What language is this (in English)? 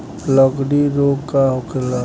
Bhojpuri